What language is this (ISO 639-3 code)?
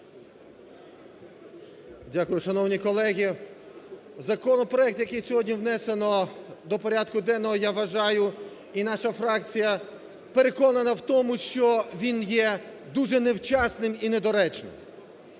ukr